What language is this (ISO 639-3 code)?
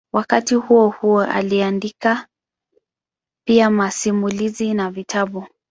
swa